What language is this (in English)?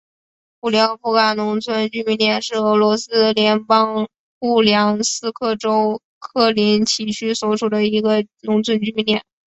Chinese